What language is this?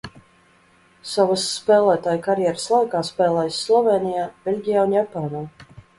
Latvian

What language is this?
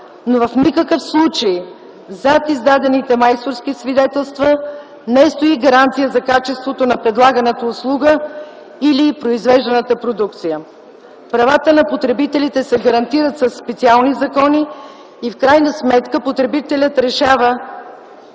Bulgarian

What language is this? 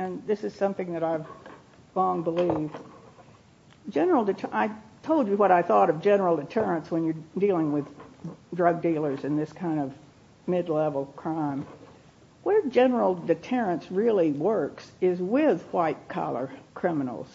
English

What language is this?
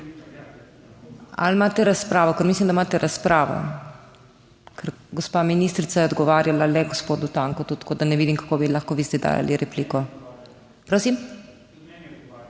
Slovenian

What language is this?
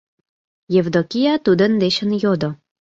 Mari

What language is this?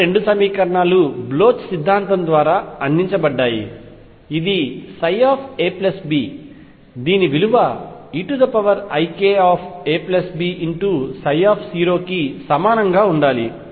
Telugu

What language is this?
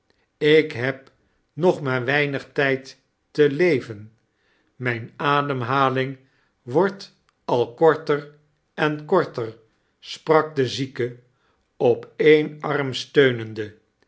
Dutch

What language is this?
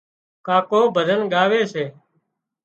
Wadiyara Koli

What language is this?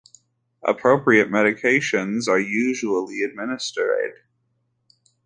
English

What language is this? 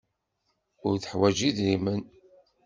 Kabyle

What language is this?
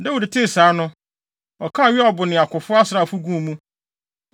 Akan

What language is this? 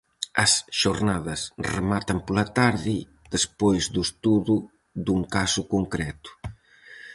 Galician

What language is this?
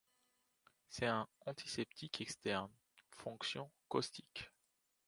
French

